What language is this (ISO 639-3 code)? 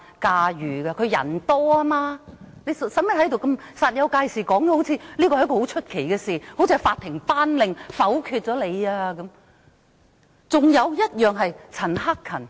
yue